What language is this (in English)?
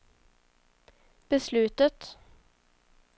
Swedish